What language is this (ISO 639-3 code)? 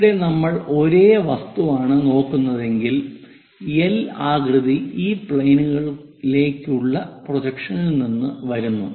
mal